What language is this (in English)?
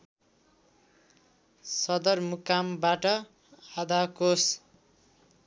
Nepali